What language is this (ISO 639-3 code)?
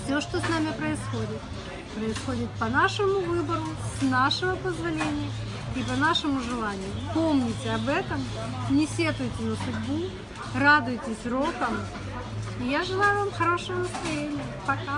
rus